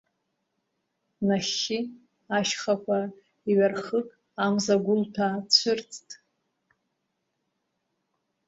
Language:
Abkhazian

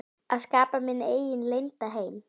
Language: Icelandic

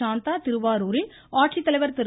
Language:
Tamil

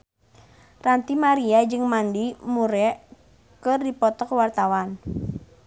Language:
Sundanese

